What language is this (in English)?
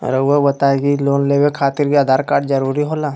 Magahi